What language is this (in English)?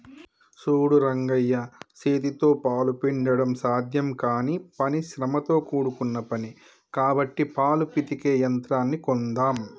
Telugu